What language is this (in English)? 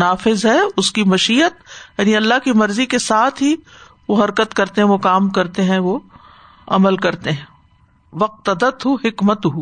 Urdu